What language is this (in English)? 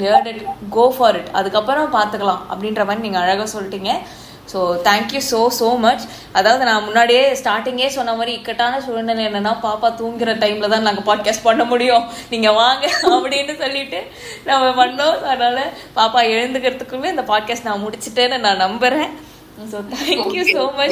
Tamil